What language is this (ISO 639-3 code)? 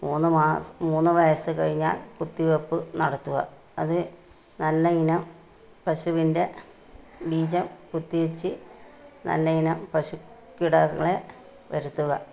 mal